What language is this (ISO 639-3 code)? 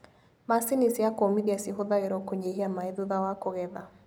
kik